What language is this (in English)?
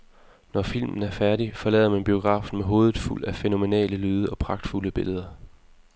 Danish